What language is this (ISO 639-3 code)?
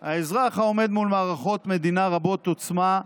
heb